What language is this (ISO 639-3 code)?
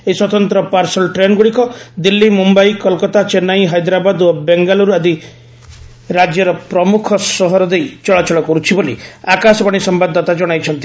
ori